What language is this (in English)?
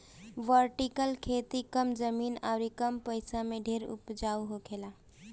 Bhojpuri